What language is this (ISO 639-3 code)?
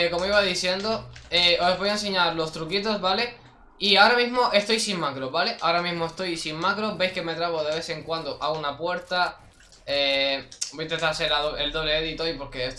spa